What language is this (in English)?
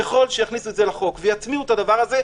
Hebrew